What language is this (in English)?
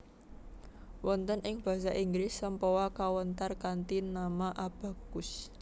Javanese